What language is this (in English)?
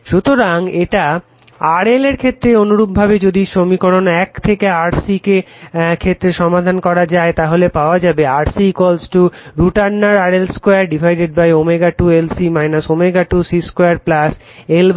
Bangla